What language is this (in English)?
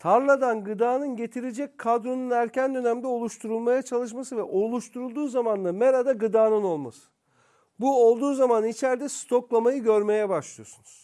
Turkish